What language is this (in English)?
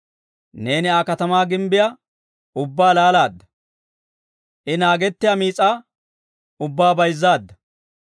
Dawro